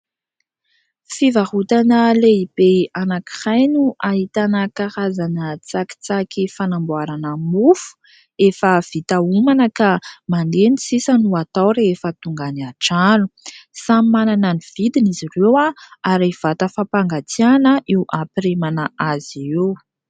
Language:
Malagasy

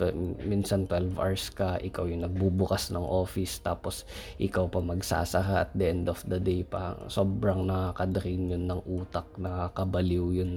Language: Filipino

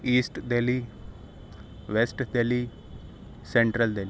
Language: Urdu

